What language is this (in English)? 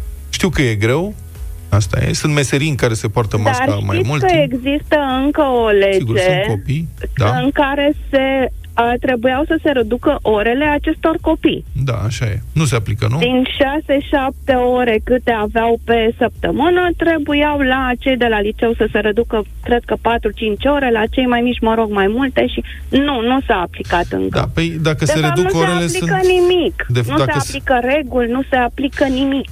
Romanian